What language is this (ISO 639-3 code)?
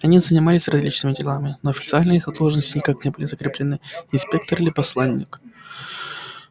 rus